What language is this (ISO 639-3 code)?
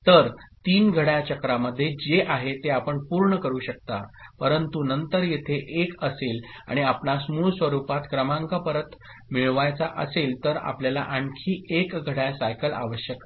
mar